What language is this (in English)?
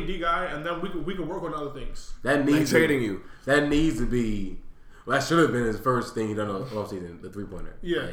English